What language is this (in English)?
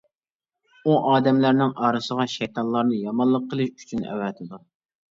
Uyghur